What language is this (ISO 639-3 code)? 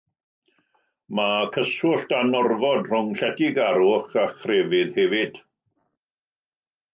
cym